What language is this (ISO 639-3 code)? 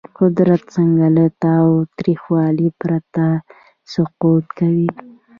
pus